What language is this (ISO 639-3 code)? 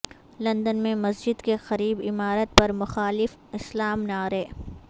urd